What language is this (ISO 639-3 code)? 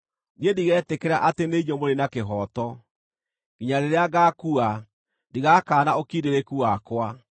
kik